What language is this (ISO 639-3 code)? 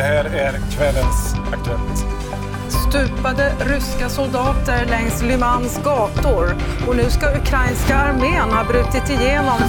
fin